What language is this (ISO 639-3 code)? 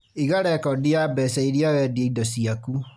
kik